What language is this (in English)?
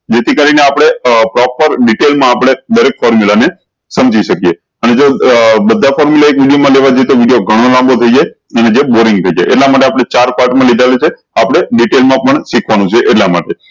Gujarati